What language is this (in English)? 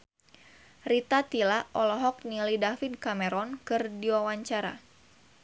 Sundanese